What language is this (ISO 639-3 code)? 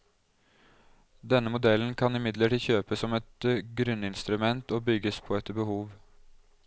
nor